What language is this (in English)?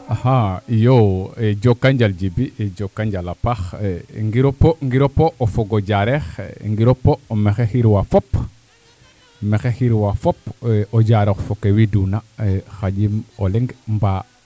Serer